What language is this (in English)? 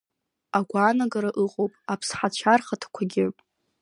Abkhazian